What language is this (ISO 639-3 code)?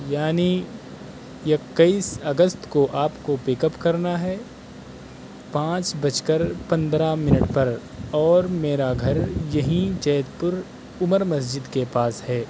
urd